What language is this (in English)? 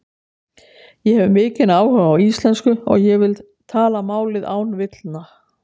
Icelandic